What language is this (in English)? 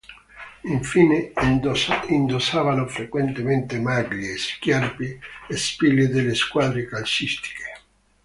Italian